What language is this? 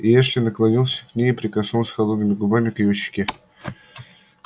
Russian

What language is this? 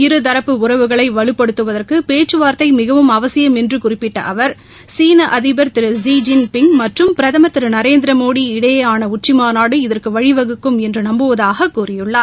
Tamil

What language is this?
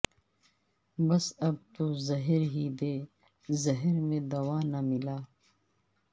Urdu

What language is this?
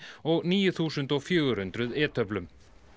Icelandic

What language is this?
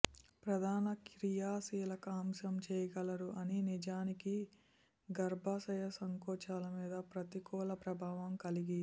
Telugu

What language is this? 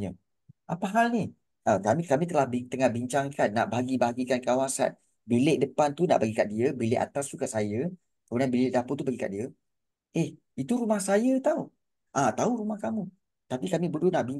Malay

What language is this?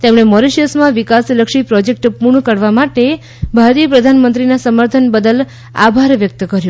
Gujarati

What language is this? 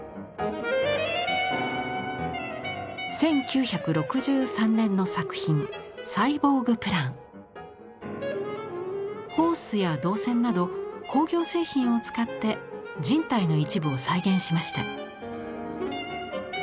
Japanese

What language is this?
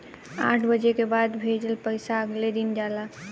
Bhojpuri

